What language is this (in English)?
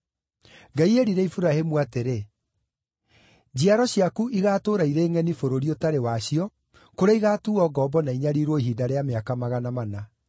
Kikuyu